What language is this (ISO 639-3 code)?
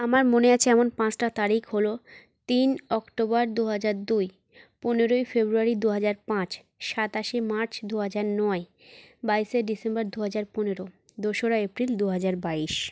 ben